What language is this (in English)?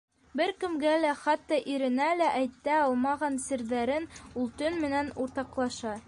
Bashkir